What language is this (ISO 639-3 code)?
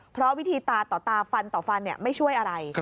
tha